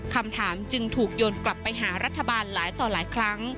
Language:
Thai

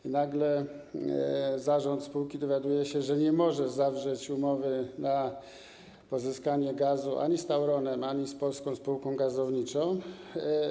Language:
Polish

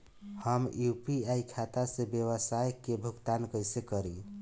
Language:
Bhojpuri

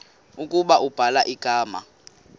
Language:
Xhosa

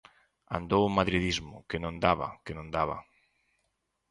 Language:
Galician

